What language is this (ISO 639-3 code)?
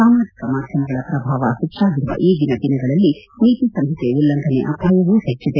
kan